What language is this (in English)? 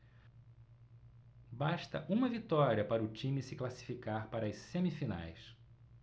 Portuguese